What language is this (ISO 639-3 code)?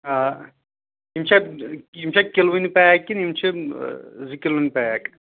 kas